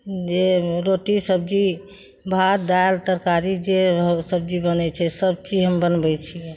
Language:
Maithili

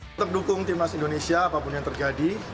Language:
Indonesian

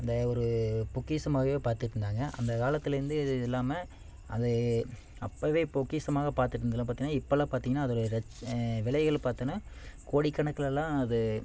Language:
Tamil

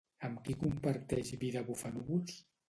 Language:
Catalan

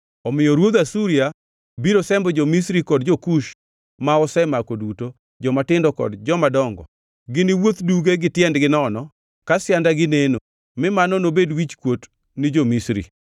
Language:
Luo (Kenya and Tanzania)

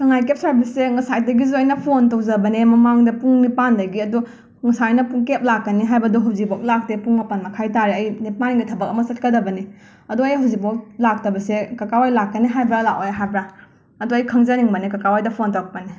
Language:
Manipuri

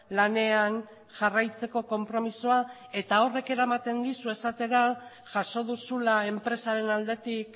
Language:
Basque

